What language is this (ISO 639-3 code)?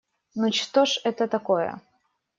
rus